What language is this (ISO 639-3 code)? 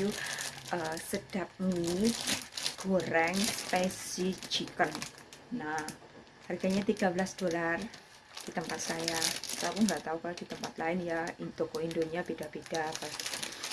ind